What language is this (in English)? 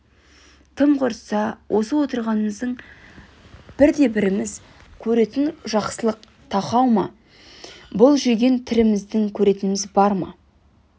Kazakh